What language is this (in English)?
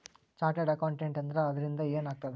Kannada